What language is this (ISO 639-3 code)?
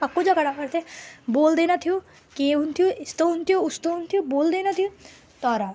nep